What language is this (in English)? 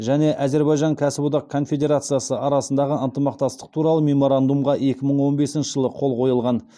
Kazakh